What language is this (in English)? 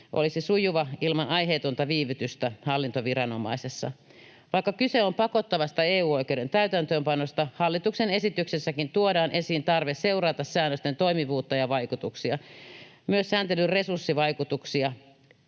Finnish